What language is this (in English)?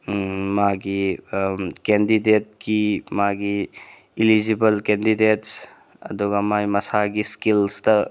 Manipuri